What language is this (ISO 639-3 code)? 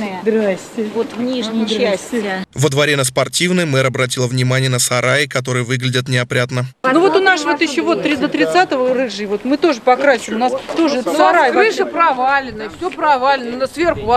rus